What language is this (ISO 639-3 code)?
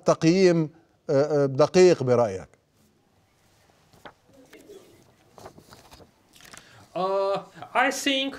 ara